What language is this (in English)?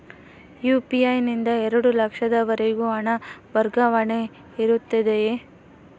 Kannada